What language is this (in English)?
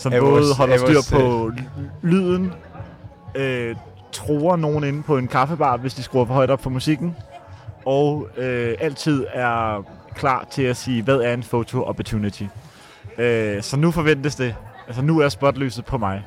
Danish